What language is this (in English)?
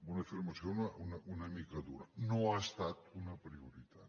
Catalan